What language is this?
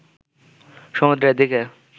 Bangla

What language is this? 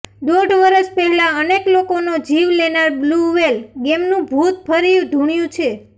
Gujarati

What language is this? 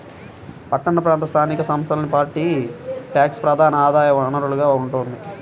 Telugu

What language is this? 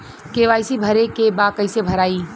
Bhojpuri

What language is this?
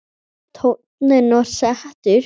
Icelandic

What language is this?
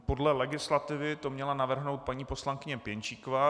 Czech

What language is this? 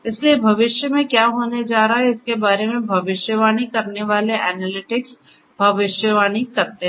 Hindi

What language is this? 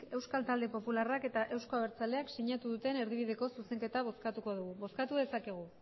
Basque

